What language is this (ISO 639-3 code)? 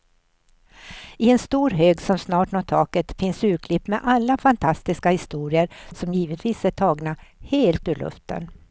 swe